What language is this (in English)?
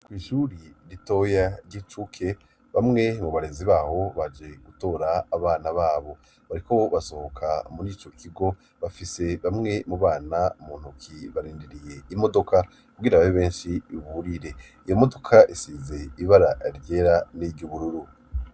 Rundi